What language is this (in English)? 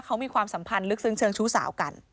Thai